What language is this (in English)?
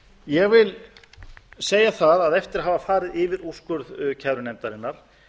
Icelandic